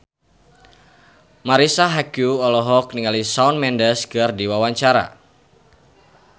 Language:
Sundanese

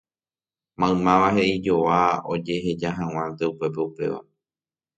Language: Guarani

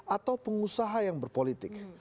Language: Indonesian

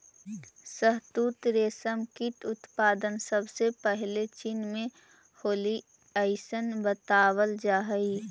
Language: Magahi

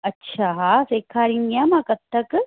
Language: Sindhi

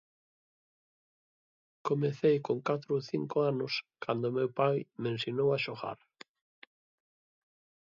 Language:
Galician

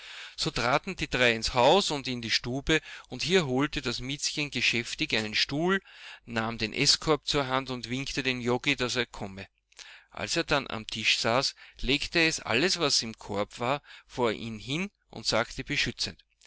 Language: German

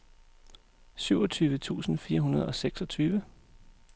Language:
Danish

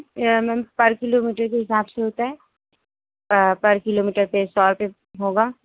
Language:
Urdu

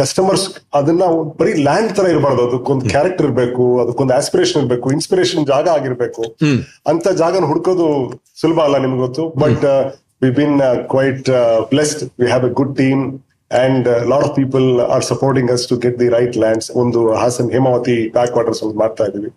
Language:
Kannada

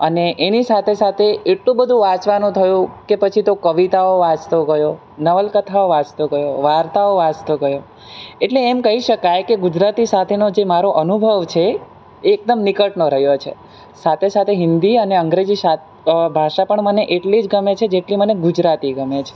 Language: Gujarati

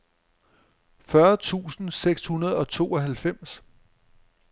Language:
Danish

